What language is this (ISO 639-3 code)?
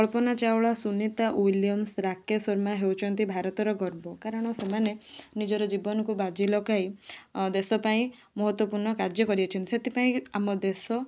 ori